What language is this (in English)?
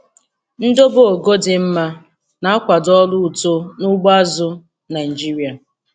Igbo